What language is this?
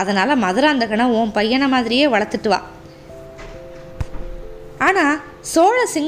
Tamil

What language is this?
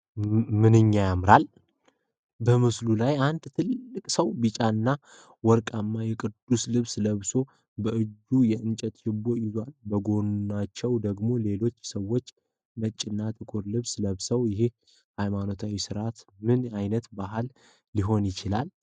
Amharic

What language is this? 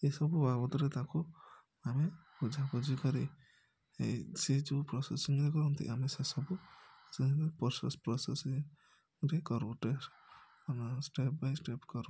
Odia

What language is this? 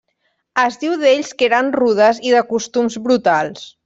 Catalan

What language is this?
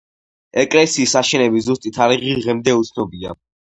Georgian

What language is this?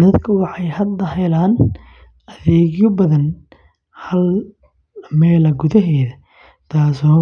Somali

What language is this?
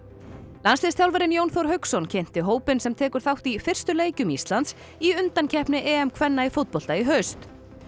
Icelandic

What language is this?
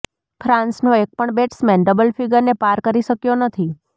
Gujarati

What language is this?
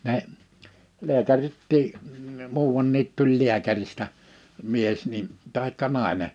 Finnish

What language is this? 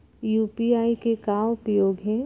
Chhattisgarhi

